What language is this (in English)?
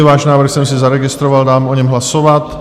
Czech